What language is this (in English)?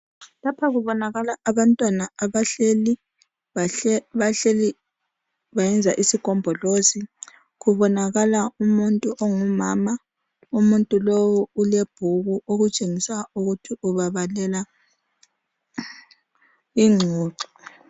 North Ndebele